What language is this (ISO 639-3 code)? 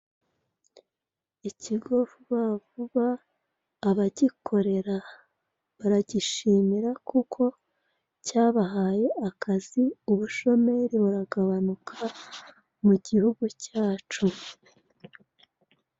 kin